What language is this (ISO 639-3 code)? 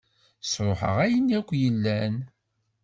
kab